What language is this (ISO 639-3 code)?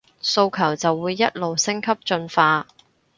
yue